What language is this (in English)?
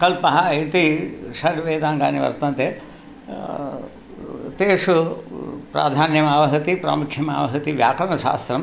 Sanskrit